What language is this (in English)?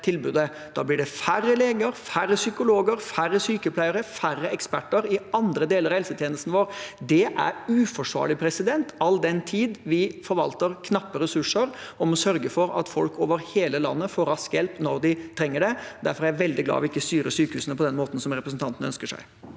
Norwegian